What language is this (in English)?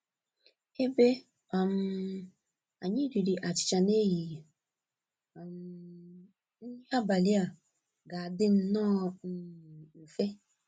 Igbo